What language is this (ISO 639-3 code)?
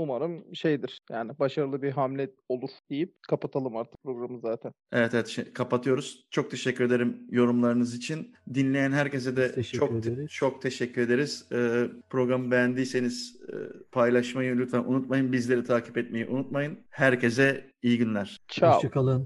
tur